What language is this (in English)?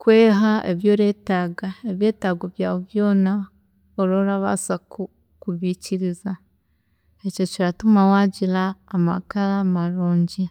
Chiga